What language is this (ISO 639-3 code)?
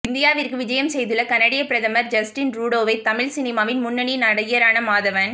tam